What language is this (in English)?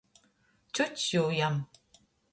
Latgalian